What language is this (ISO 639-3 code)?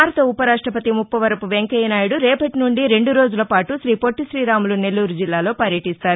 tel